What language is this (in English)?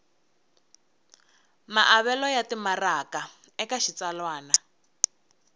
Tsonga